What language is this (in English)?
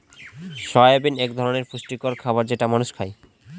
Bangla